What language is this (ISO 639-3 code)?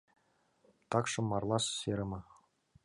chm